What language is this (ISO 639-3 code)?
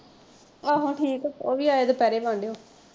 pan